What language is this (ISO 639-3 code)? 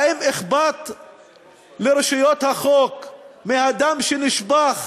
heb